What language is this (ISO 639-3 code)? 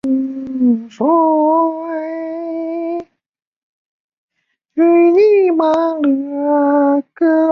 zho